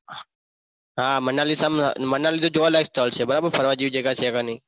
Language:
Gujarati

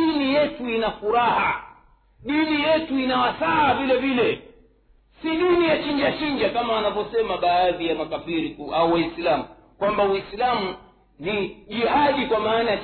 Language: Swahili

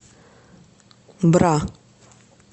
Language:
Russian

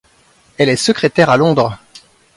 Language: French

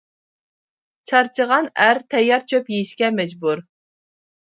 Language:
Uyghur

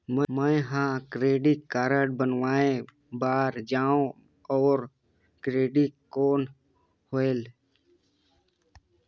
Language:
Chhattisgarhi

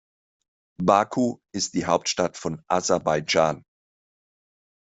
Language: German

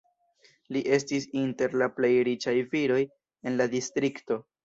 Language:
Esperanto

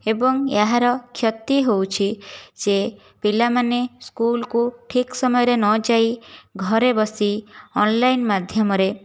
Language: Odia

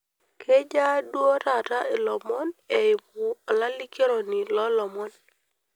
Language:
Masai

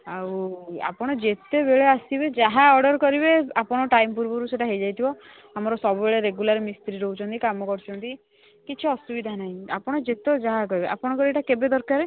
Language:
Odia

